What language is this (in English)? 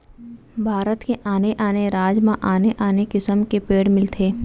Chhattisgarhi